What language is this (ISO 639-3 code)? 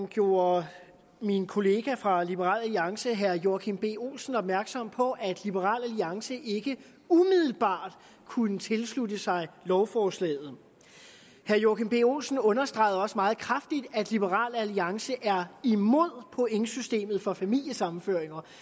dan